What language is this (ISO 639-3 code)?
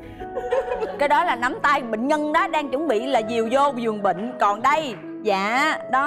vie